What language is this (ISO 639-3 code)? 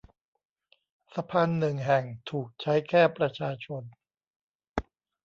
tha